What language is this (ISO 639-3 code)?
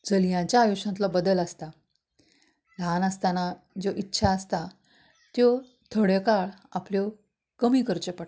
kok